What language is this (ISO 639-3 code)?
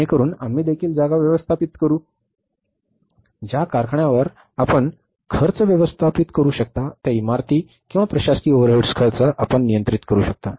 mar